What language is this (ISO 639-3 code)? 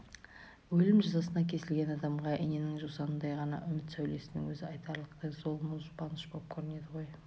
kaz